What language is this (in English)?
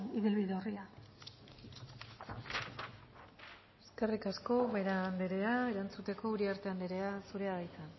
Basque